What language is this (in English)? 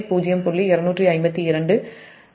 Tamil